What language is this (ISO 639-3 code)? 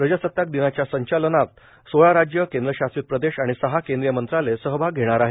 mar